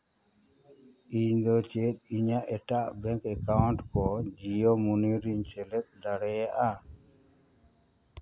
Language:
Santali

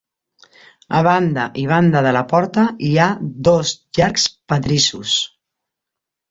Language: Catalan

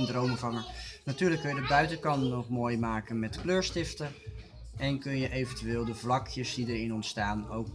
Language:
Dutch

